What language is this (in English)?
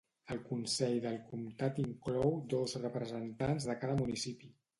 Catalan